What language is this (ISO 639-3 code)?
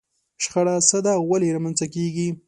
pus